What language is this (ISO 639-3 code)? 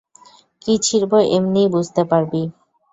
ben